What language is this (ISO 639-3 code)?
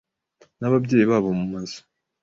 kin